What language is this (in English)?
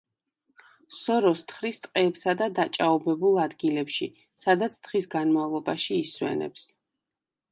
Georgian